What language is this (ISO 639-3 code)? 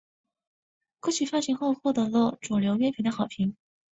zho